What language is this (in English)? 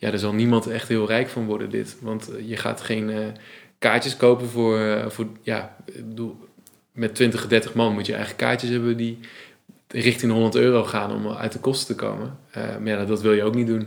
Dutch